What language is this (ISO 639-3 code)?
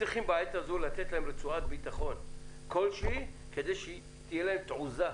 heb